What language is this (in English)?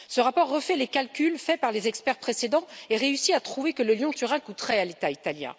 French